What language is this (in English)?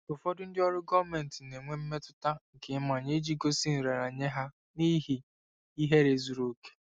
Igbo